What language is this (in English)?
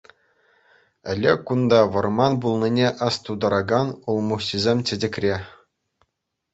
Chuvash